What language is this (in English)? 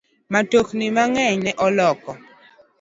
Luo (Kenya and Tanzania)